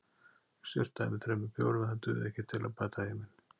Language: Icelandic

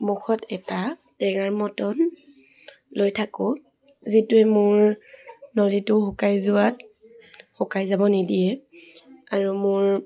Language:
Assamese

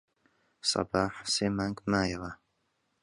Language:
Central Kurdish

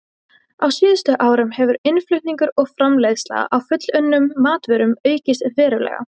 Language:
Icelandic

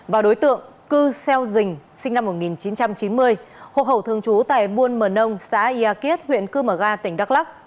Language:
Vietnamese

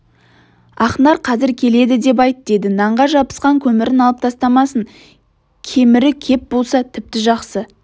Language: Kazakh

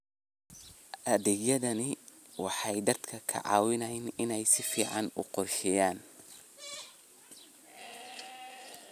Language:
Somali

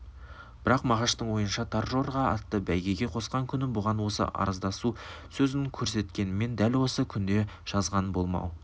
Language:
Kazakh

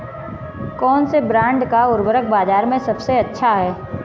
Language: Hindi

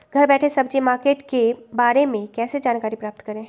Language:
Magahi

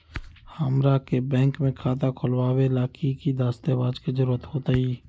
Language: Magahi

